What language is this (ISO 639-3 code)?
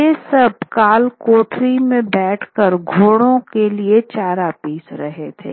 hin